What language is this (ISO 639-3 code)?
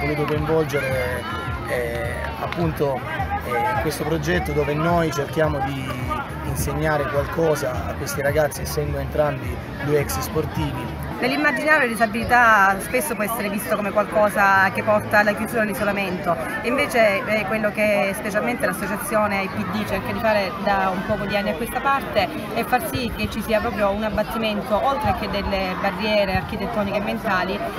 ita